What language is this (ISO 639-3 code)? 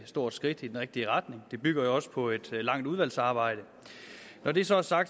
dan